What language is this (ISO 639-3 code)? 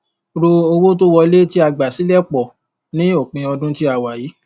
yor